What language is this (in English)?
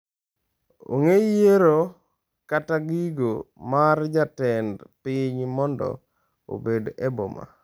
Luo (Kenya and Tanzania)